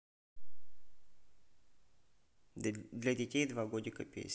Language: Russian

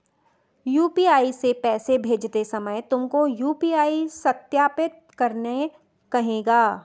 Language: Hindi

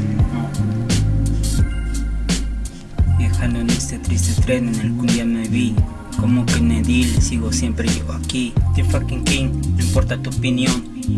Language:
Spanish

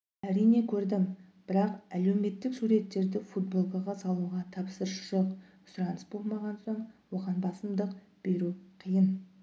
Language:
Kazakh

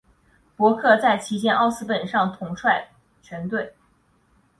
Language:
Chinese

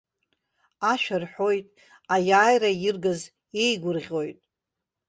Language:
Abkhazian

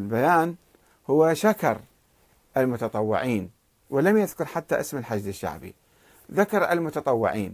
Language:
Arabic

